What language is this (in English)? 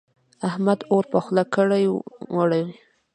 Pashto